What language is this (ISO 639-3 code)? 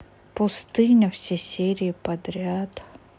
rus